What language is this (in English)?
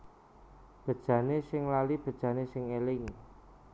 Javanese